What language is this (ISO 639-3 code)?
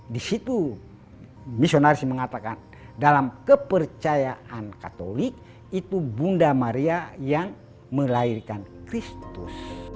ind